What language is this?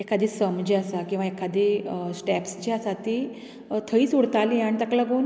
Konkani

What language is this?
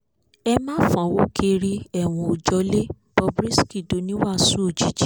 Yoruba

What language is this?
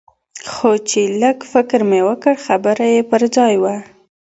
Pashto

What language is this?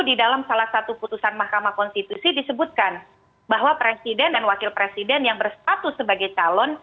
Indonesian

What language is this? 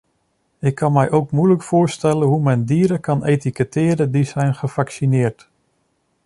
Dutch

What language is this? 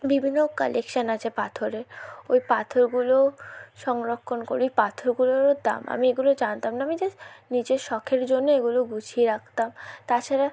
Bangla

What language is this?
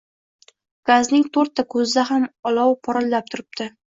Uzbek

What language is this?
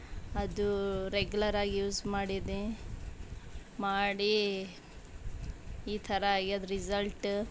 Kannada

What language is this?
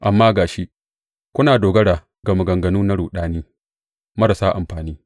Hausa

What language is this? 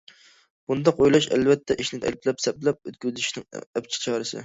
Uyghur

